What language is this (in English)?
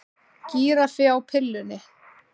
Icelandic